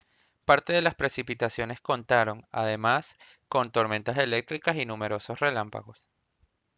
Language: Spanish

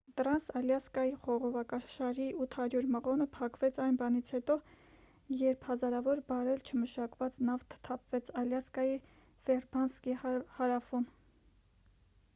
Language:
Armenian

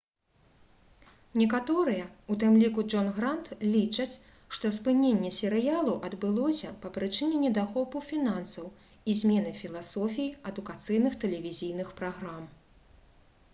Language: Belarusian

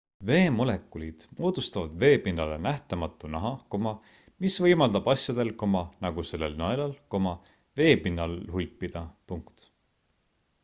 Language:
Estonian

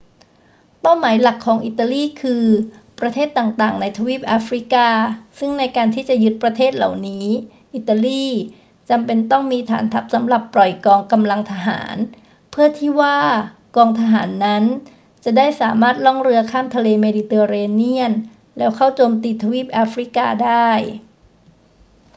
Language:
Thai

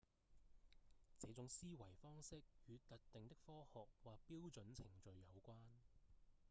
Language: Cantonese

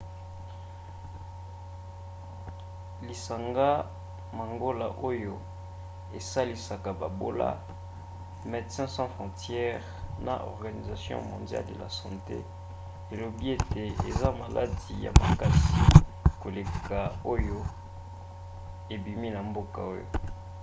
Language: Lingala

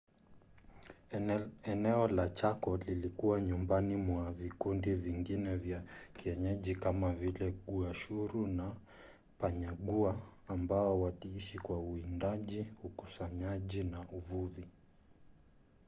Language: Swahili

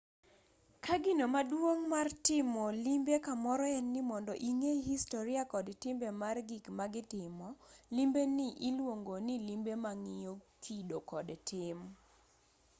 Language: Luo (Kenya and Tanzania)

